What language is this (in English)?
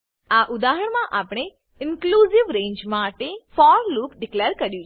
Gujarati